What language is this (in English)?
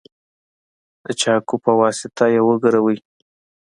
Pashto